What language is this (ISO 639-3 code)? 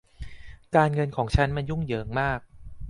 tha